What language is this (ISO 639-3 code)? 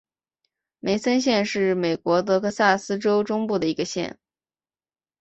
zho